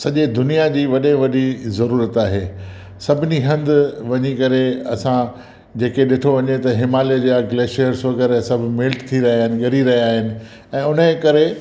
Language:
Sindhi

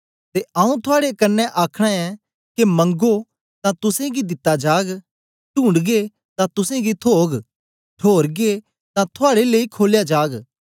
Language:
Dogri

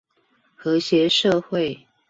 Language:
Chinese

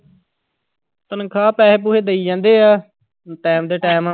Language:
Punjabi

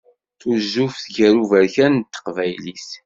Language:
Kabyle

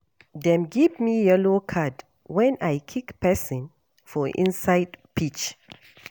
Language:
Nigerian Pidgin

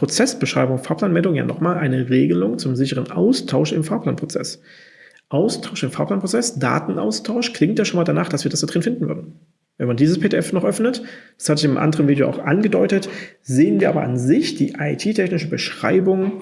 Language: German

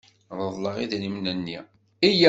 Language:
Kabyle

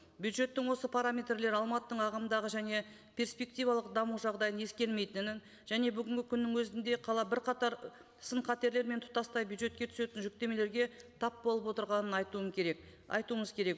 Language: Kazakh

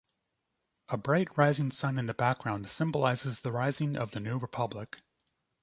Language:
English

